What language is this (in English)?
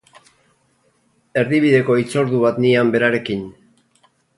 Basque